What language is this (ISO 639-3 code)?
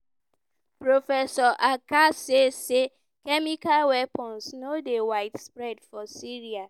pcm